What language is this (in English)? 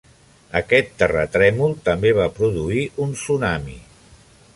Catalan